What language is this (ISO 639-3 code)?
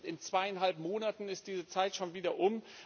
deu